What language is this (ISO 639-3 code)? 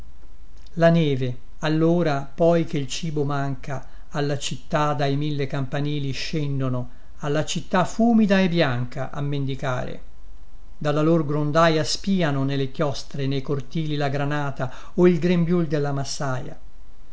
ita